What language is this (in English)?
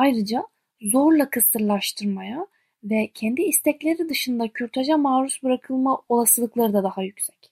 Turkish